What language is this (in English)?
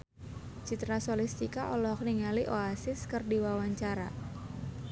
Sundanese